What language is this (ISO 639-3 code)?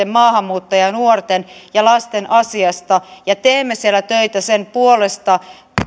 fin